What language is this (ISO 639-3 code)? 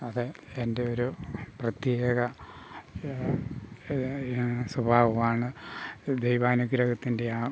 mal